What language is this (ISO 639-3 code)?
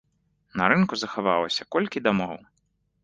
bel